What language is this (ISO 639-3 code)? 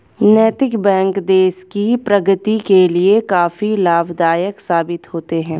hin